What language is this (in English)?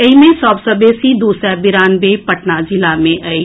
Maithili